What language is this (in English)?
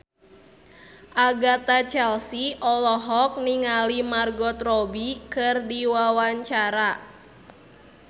Sundanese